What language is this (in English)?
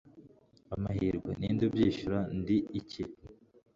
Kinyarwanda